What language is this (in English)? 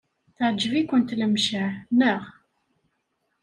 Kabyle